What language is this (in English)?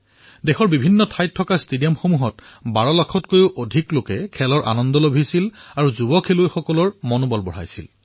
Assamese